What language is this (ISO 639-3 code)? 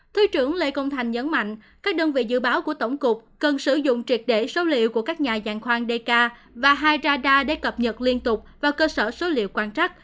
vie